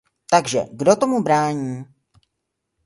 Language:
Czech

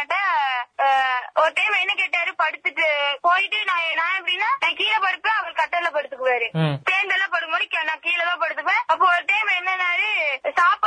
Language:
Tamil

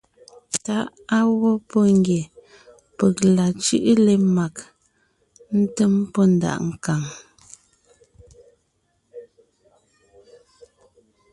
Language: Ngiemboon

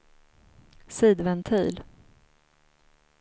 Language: Swedish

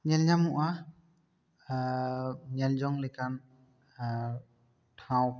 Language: Santali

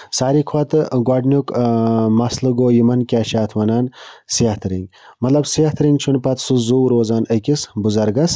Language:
Kashmiri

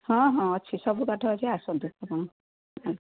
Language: Odia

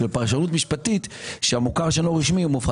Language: Hebrew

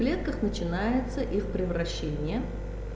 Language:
Russian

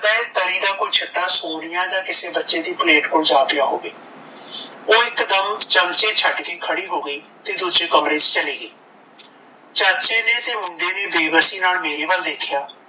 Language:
Punjabi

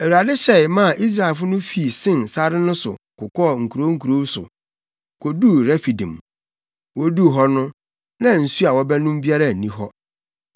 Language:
Akan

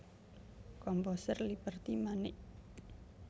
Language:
Javanese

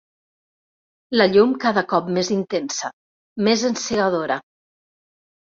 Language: Catalan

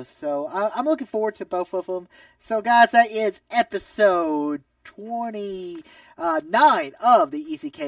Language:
English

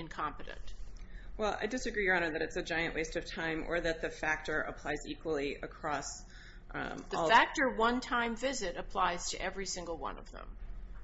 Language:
English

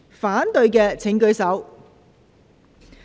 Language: Cantonese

